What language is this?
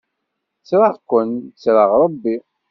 Kabyle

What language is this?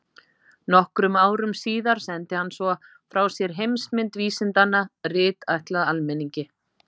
Icelandic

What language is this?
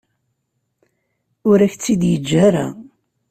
Kabyle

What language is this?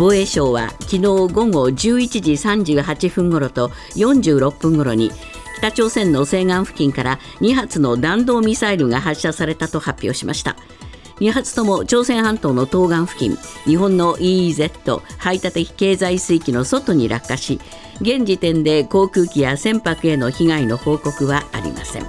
Japanese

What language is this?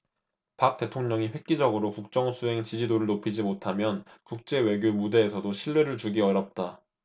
Korean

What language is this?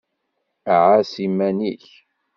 Kabyle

